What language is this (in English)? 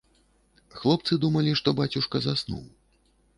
Belarusian